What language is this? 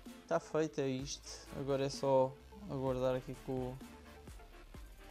Portuguese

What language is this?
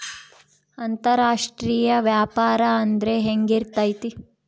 Kannada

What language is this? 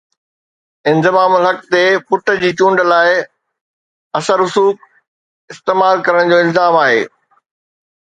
Sindhi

